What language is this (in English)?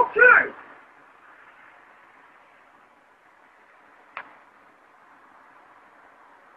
Norwegian